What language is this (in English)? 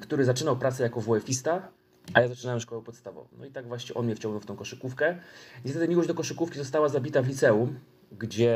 Polish